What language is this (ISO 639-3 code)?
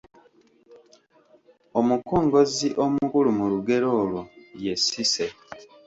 lug